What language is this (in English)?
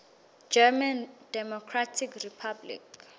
Swati